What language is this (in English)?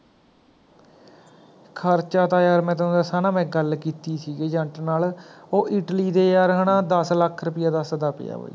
Punjabi